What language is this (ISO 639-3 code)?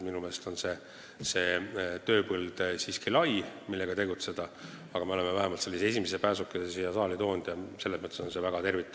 est